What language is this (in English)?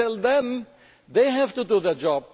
English